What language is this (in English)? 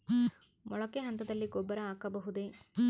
Kannada